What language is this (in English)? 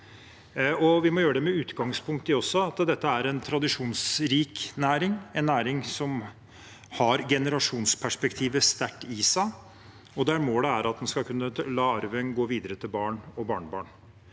Norwegian